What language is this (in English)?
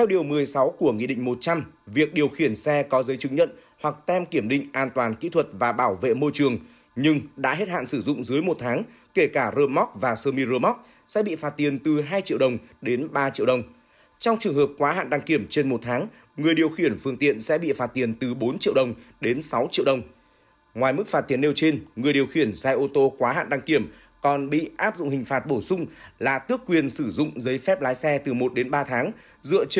Vietnamese